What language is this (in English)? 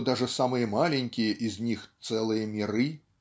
Russian